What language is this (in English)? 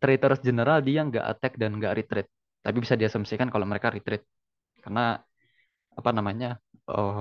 Indonesian